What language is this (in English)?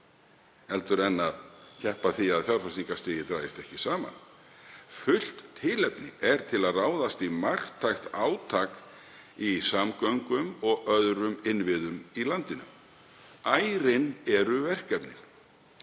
Icelandic